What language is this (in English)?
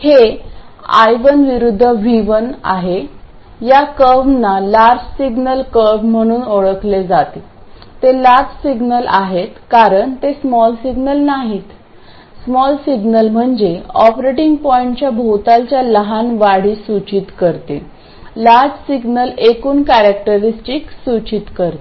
Marathi